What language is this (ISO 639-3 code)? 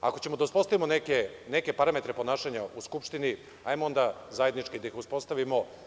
srp